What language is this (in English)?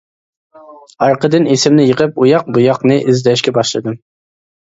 Uyghur